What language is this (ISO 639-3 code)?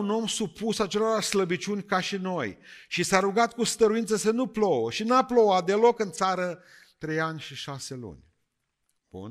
ron